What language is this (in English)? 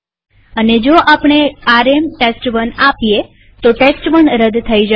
Gujarati